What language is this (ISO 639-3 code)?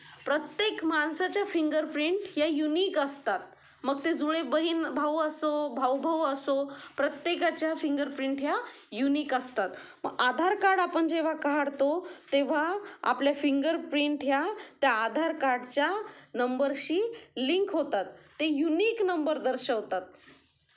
mar